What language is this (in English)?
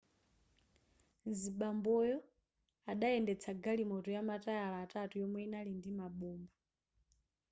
Nyanja